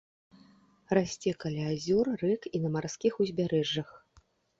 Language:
Belarusian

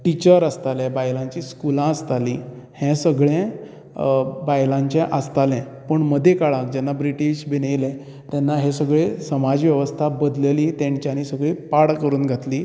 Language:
Konkani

